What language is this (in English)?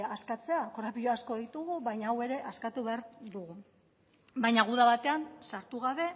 Basque